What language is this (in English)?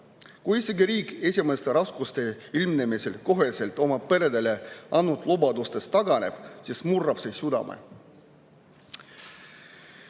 Estonian